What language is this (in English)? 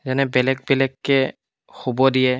Assamese